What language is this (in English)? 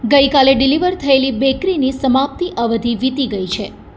Gujarati